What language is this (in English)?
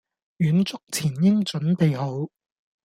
Cantonese